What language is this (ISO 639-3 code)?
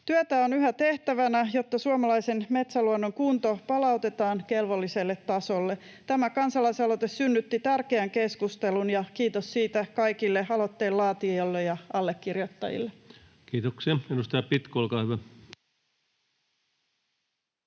fin